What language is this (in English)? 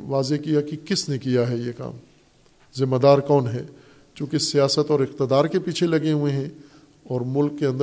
Urdu